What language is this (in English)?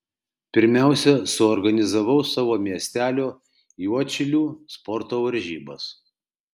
Lithuanian